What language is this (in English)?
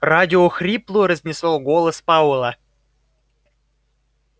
Russian